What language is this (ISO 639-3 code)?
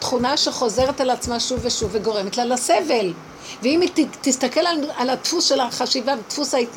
heb